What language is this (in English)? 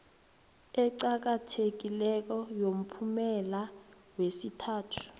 South Ndebele